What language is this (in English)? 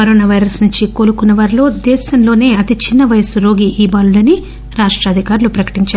Telugu